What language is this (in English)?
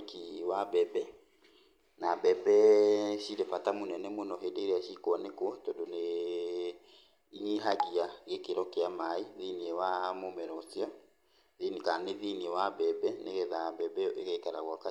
Kikuyu